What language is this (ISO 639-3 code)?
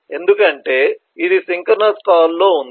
tel